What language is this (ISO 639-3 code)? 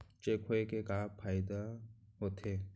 hne